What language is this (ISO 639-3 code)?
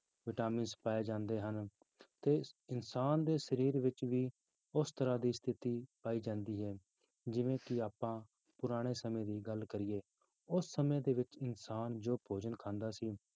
pan